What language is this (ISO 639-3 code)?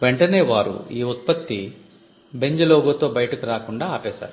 tel